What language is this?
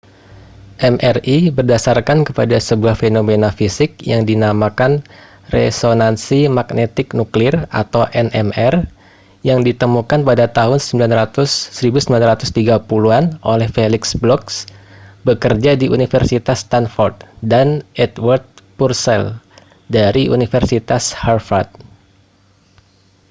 Indonesian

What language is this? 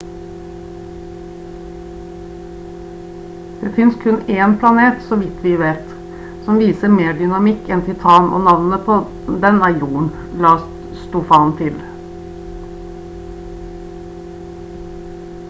Norwegian Bokmål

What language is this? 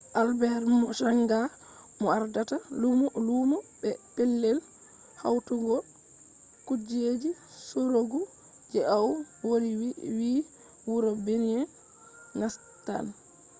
Fula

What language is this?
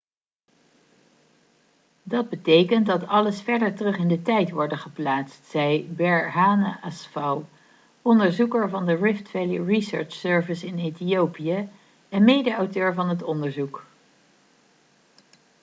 Dutch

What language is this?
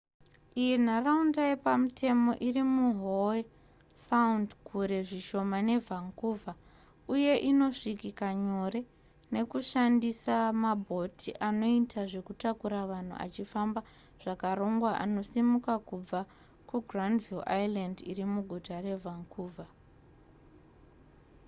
Shona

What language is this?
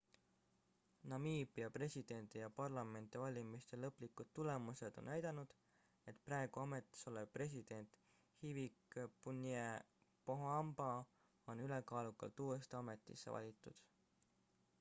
Estonian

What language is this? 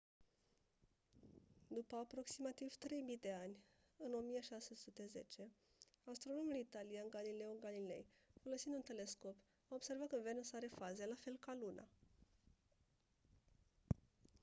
Romanian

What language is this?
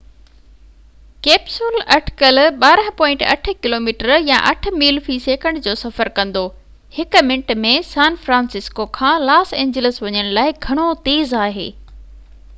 Sindhi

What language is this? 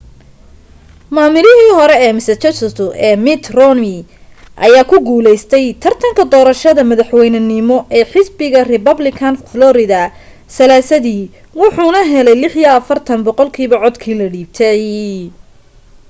Somali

